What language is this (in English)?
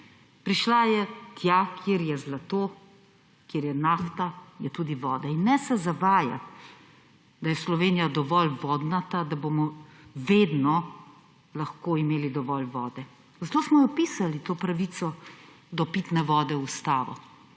Slovenian